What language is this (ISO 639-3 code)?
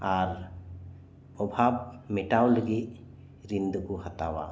sat